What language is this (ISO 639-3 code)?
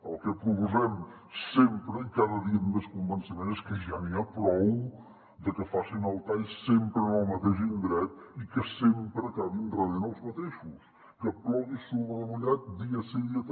cat